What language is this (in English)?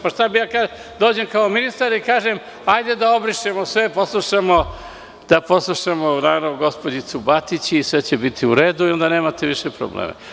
Serbian